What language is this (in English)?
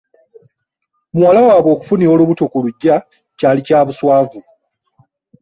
Ganda